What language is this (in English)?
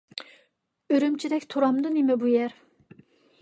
Uyghur